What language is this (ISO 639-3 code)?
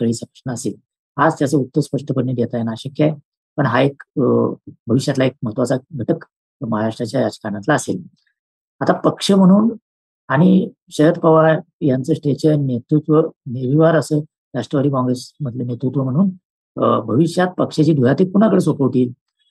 mar